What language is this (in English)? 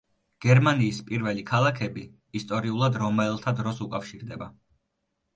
Georgian